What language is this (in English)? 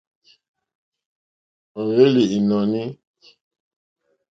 Mokpwe